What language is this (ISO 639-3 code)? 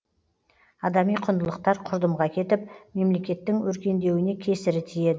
kaz